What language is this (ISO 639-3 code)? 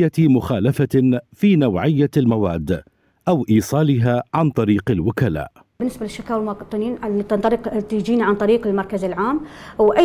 ara